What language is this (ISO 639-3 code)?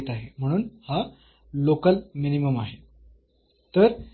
mar